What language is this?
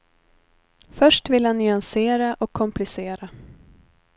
Swedish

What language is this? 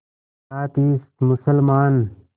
Hindi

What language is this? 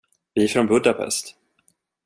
Swedish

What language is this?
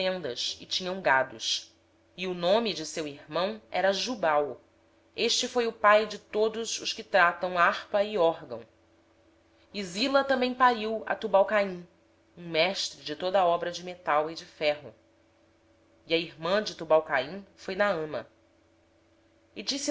Portuguese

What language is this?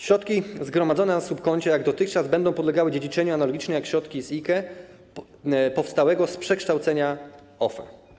Polish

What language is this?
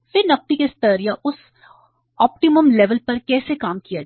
Hindi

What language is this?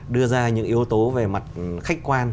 Vietnamese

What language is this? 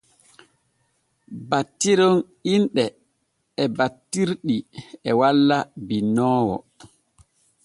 Borgu Fulfulde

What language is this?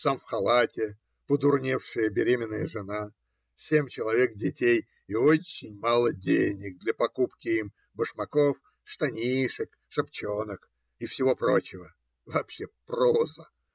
Russian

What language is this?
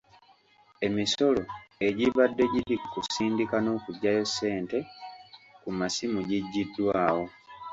Ganda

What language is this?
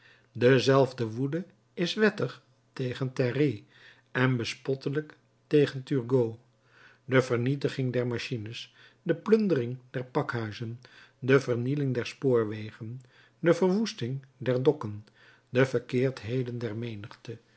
Dutch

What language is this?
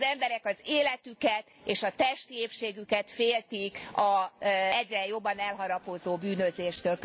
Hungarian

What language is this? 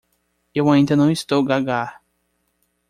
Portuguese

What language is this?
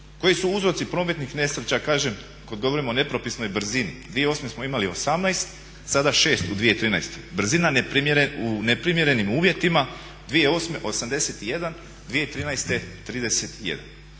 Croatian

